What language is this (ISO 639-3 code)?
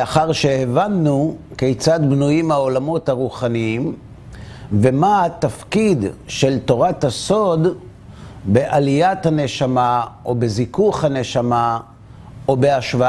heb